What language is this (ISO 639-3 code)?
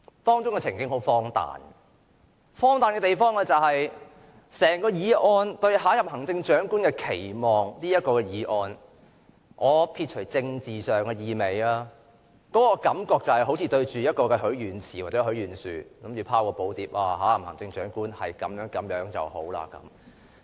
yue